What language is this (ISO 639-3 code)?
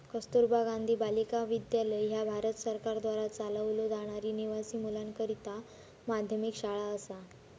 mar